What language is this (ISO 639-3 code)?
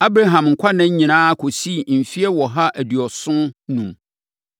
aka